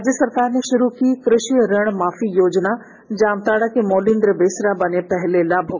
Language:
Hindi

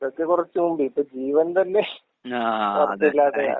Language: Malayalam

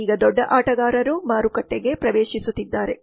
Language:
Kannada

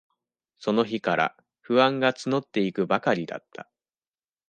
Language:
Japanese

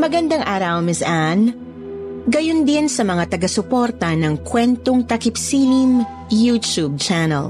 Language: Filipino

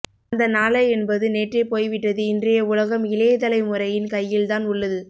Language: Tamil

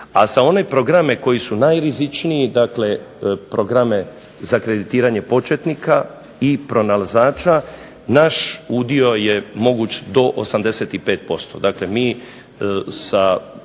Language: Croatian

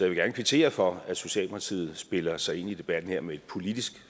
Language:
Danish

